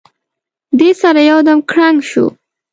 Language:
Pashto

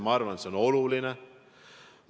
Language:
Estonian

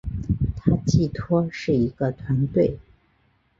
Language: Chinese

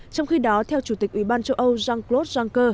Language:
Vietnamese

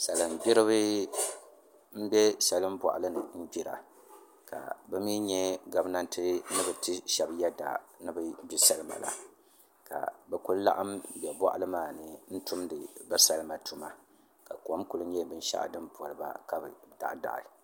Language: Dagbani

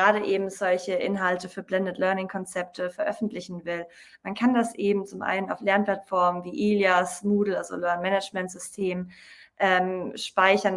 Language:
German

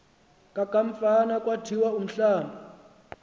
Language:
Xhosa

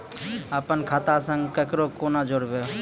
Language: Maithili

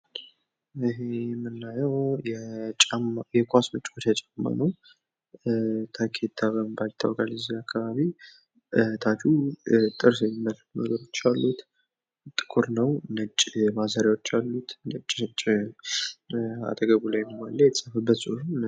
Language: Amharic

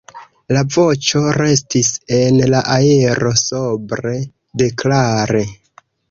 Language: Esperanto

